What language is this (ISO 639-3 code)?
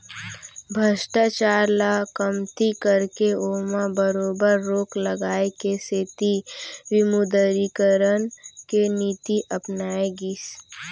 hne